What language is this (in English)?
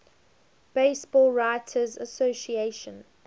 English